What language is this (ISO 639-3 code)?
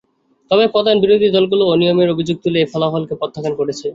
ben